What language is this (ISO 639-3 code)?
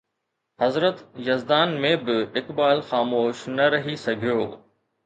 snd